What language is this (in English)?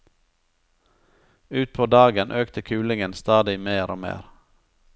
Norwegian